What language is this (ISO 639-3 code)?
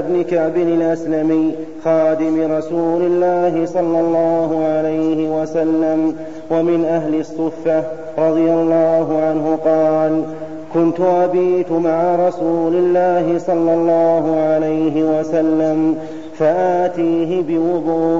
ara